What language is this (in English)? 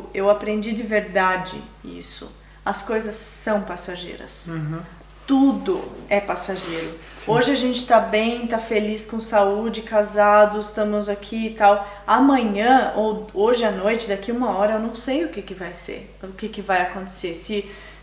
Portuguese